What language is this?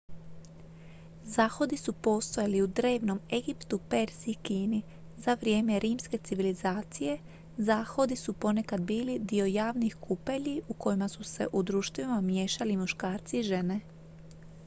Croatian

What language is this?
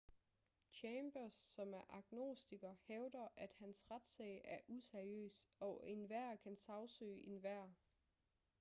Danish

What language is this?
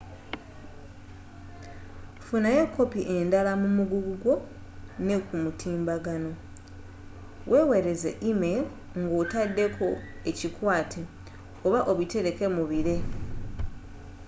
Ganda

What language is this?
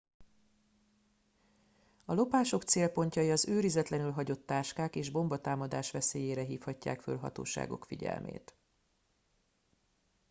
Hungarian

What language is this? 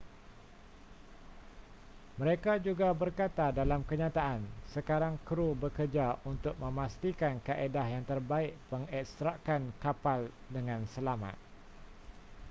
Malay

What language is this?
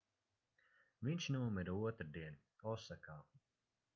Latvian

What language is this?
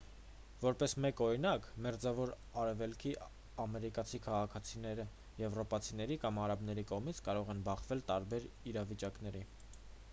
Armenian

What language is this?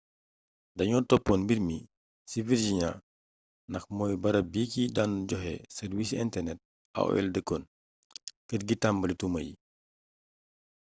Wolof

